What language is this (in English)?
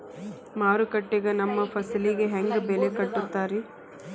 Kannada